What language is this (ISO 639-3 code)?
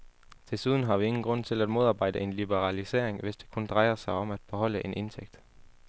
dan